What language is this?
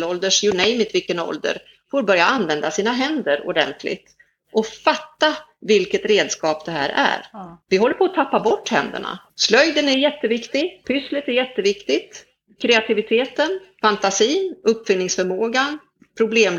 Swedish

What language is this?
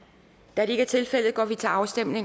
Danish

